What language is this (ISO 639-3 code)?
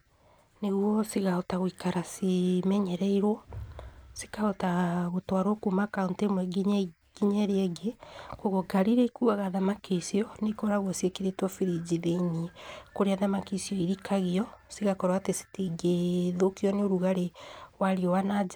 kik